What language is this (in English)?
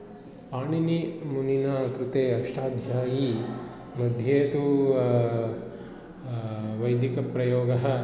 Sanskrit